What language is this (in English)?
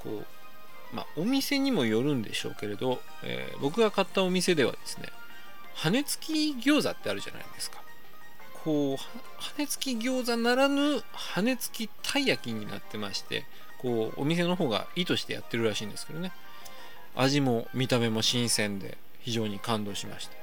Japanese